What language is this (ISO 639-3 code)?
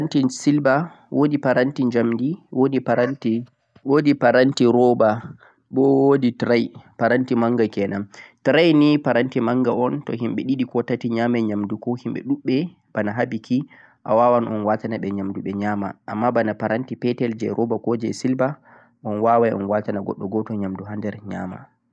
fuq